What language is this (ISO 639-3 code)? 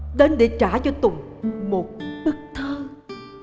vie